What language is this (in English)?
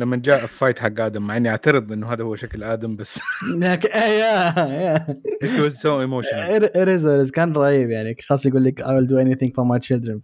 Arabic